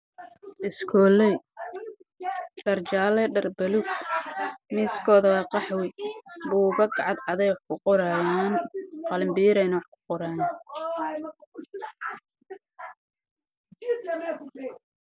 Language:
Somali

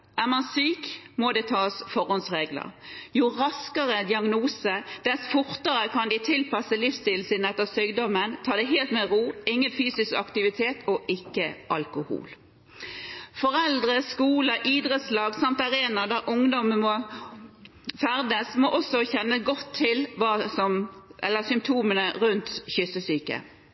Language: Norwegian Bokmål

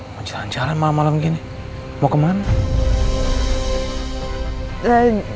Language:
Indonesian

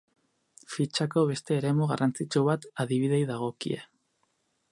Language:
Basque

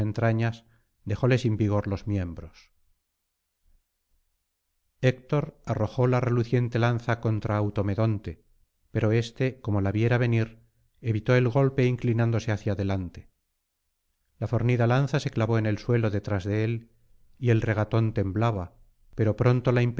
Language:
Spanish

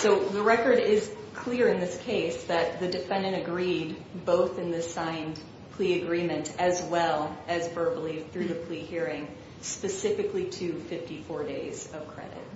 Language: English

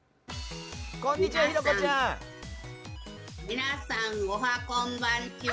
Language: Japanese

